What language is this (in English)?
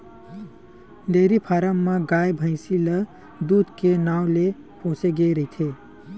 Chhattisgarhi